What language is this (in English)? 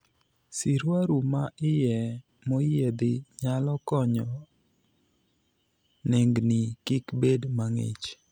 Luo (Kenya and Tanzania)